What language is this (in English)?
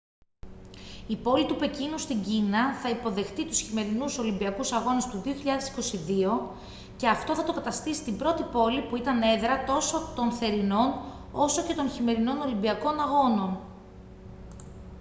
Greek